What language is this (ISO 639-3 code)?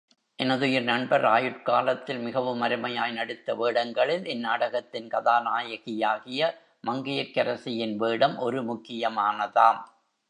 tam